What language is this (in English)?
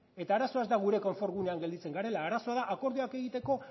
Basque